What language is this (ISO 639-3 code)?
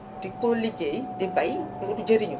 wol